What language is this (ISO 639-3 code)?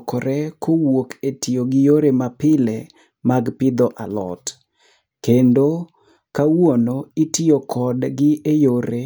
luo